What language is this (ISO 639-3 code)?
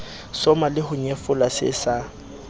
sot